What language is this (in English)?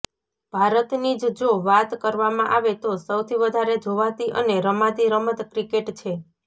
Gujarati